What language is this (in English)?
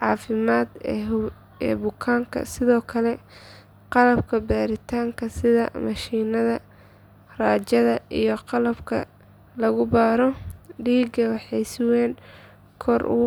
Somali